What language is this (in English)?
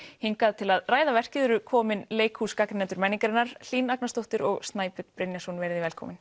Icelandic